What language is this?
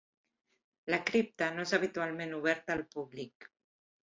Catalan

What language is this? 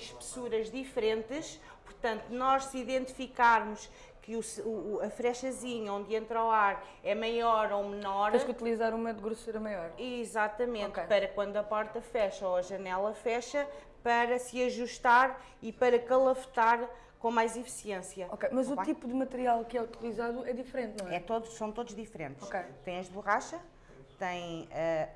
Portuguese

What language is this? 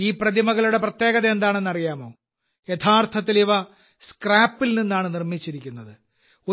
Malayalam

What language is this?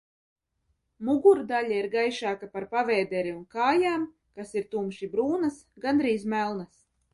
Latvian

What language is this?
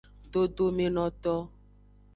Aja (Benin)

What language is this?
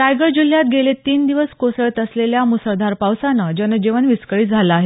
Marathi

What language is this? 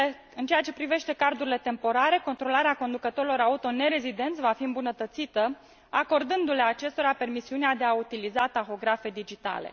Romanian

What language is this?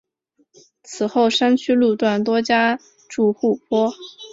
Chinese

